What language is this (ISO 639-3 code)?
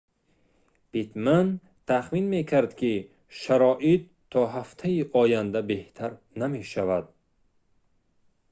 tgk